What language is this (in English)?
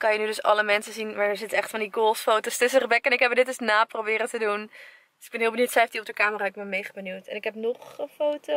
Dutch